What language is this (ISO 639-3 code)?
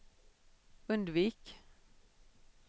swe